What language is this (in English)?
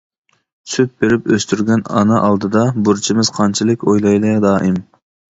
Uyghur